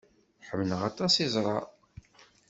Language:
Kabyle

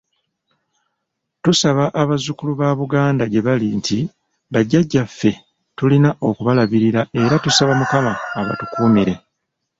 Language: Ganda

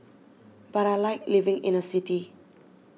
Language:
English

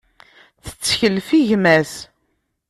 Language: Kabyle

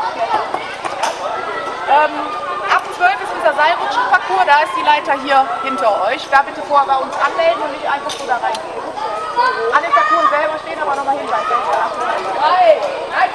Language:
German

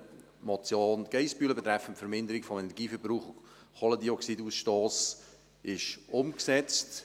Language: Swiss German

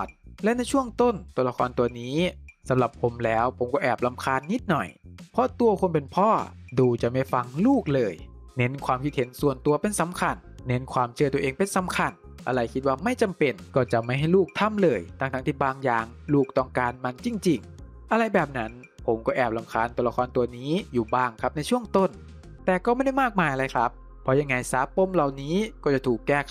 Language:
Thai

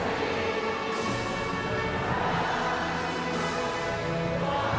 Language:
Thai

